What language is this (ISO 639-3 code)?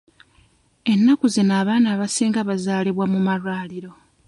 lug